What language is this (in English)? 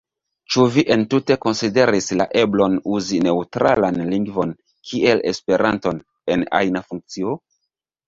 Esperanto